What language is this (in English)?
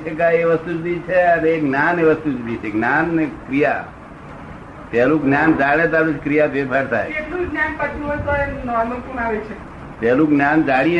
Gujarati